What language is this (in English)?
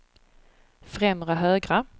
Swedish